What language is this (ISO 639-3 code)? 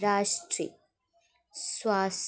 doi